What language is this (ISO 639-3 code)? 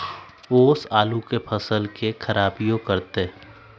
mag